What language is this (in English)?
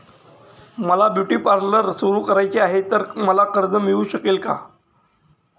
Marathi